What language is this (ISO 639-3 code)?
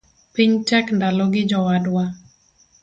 luo